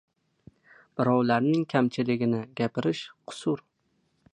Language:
Uzbek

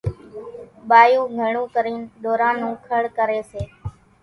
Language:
Kachi Koli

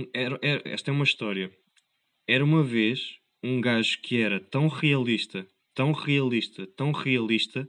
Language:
Portuguese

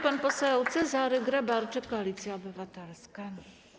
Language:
Polish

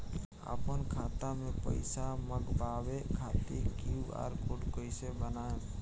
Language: Bhojpuri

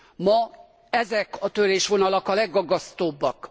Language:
Hungarian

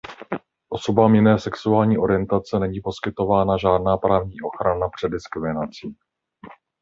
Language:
Czech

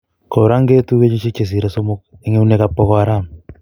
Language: Kalenjin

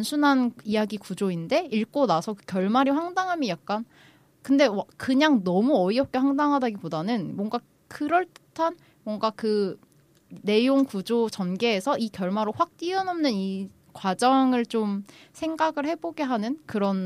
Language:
Korean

